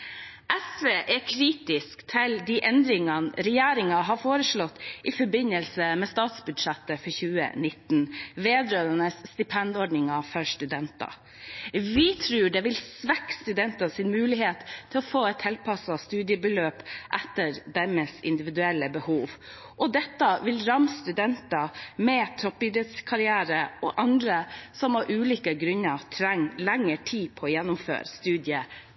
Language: Norwegian Bokmål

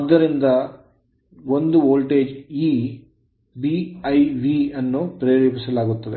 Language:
Kannada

